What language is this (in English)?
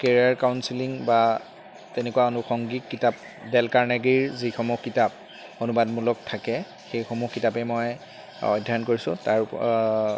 Assamese